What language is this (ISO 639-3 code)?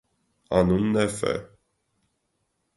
hye